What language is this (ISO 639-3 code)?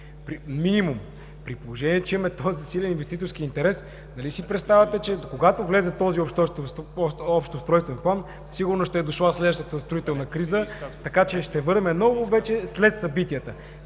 bul